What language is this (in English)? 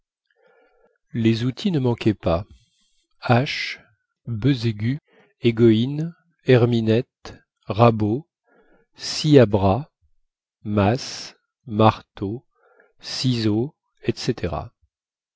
French